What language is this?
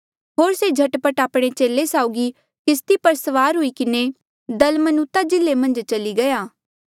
Mandeali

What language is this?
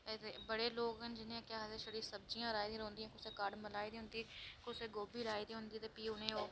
Dogri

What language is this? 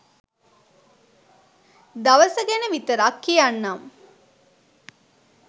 Sinhala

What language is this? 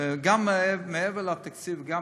Hebrew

